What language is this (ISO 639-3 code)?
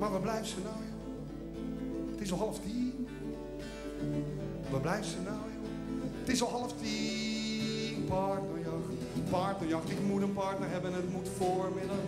nld